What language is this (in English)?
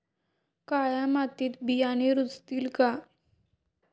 Marathi